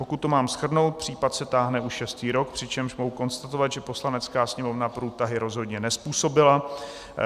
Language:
Czech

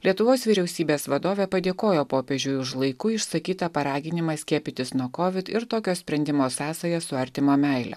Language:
Lithuanian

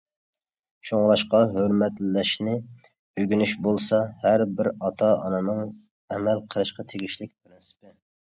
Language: Uyghur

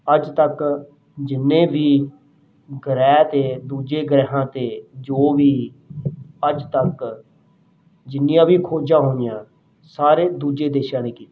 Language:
Punjabi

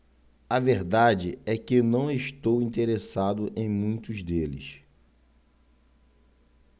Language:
Portuguese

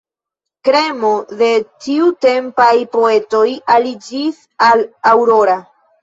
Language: Esperanto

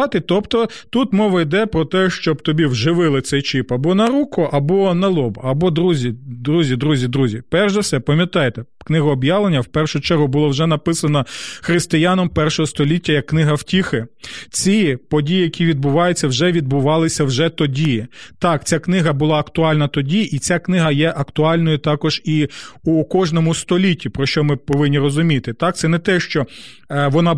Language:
Ukrainian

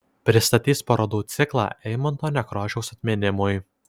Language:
Lithuanian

